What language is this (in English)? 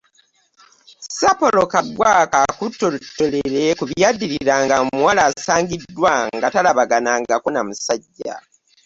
Ganda